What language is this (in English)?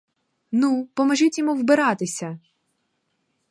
Ukrainian